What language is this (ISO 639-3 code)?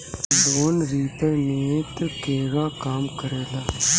bho